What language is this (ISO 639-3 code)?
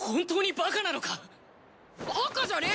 jpn